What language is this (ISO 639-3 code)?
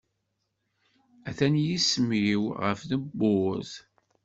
kab